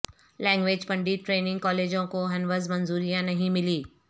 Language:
Urdu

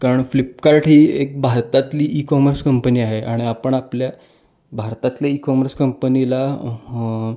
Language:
Marathi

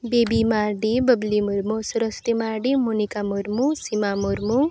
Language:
Santali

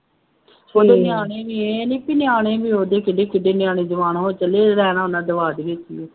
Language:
Punjabi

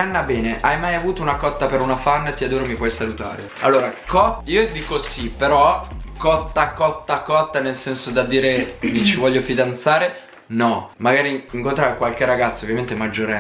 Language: Italian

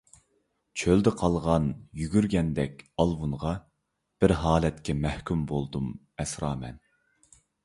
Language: Uyghur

